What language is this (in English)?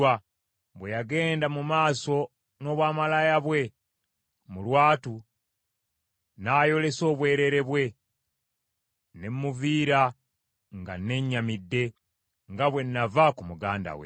Ganda